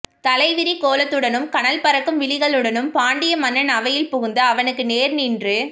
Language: Tamil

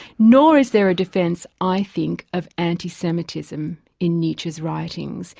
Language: English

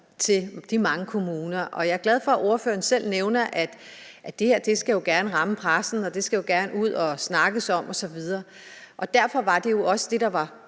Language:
Danish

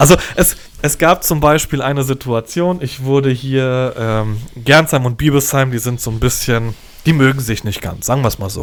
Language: German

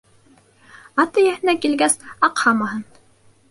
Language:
Bashkir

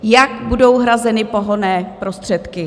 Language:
Czech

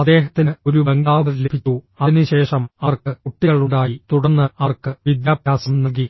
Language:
Malayalam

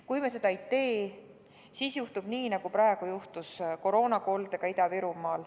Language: Estonian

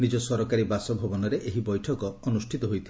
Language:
Odia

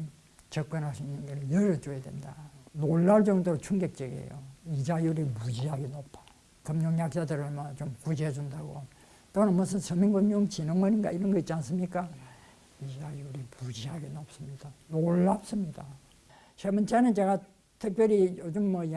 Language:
Korean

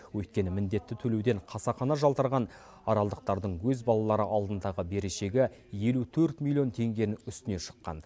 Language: Kazakh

